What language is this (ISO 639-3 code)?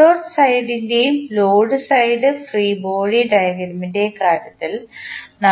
mal